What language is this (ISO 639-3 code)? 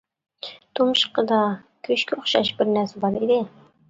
uig